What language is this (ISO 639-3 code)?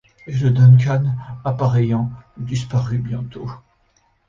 fra